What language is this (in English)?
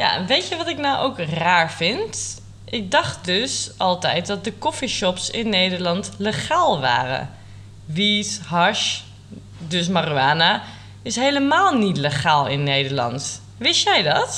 Dutch